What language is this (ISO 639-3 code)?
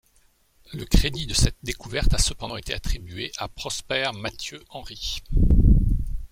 fra